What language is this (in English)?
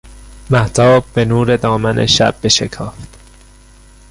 Persian